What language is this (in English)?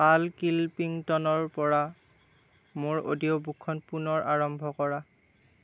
Assamese